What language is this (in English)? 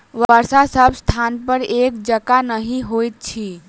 Maithili